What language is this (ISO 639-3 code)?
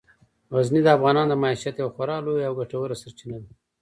pus